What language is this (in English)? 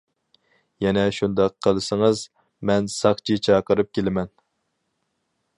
Uyghur